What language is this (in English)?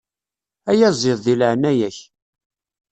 Kabyle